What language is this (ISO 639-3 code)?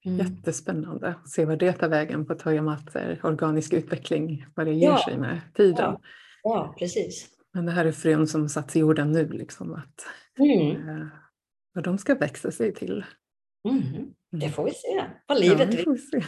swe